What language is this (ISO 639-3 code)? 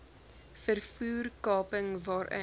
afr